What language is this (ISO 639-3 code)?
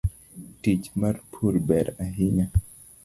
luo